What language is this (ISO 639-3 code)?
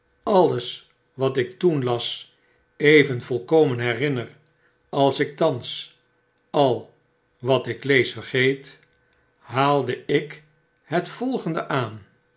nld